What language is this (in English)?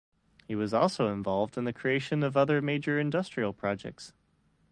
English